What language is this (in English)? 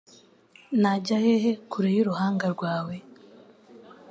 Kinyarwanda